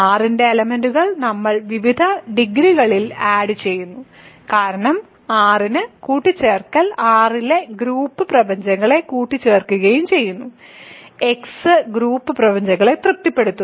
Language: Malayalam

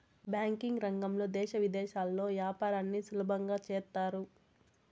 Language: Telugu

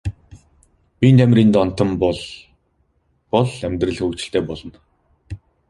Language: Mongolian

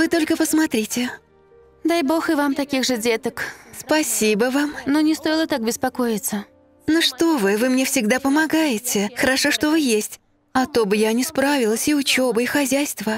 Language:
Russian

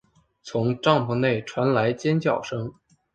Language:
Chinese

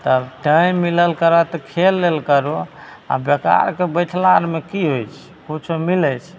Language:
Maithili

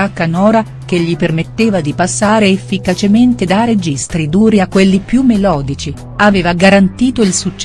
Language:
Italian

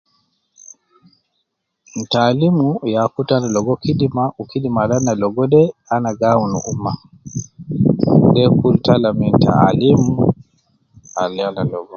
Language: Nubi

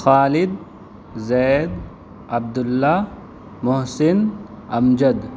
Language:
Urdu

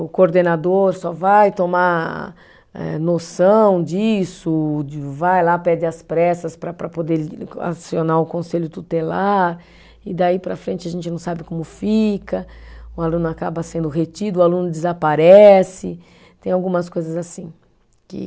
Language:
Portuguese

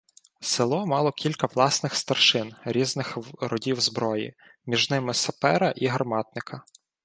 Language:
Ukrainian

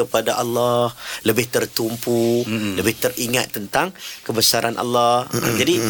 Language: Malay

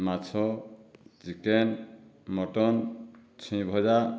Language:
Odia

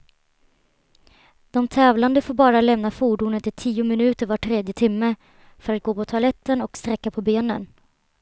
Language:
Swedish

